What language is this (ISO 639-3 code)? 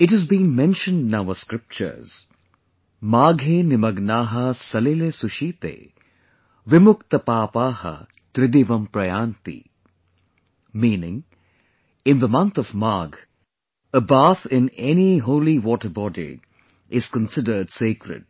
eng